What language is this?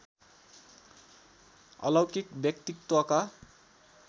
Nepali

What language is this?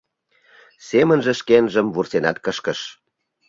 Mari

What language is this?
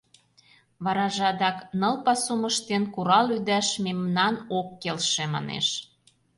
Mari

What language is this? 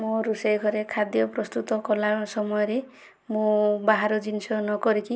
Odia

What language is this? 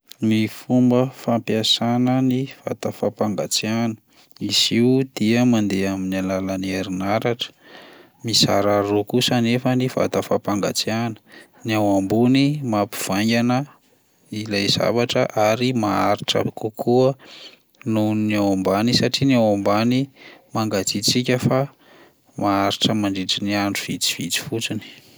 Malagasy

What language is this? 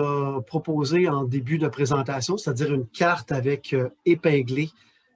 French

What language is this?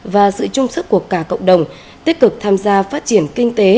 Vietnamese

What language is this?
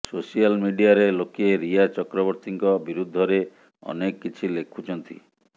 Odia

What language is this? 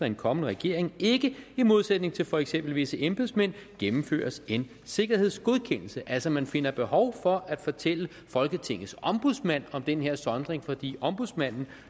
Danish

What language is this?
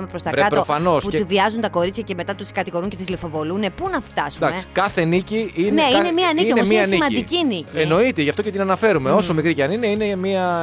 Greek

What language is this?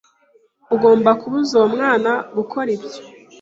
Kinyarwanda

